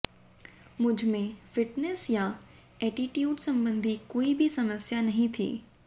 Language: Hindi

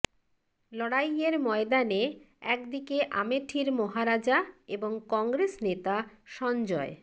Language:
Bangla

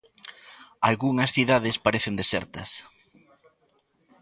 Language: Galician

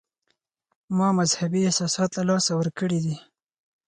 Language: Pashto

